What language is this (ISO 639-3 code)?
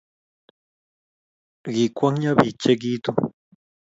kln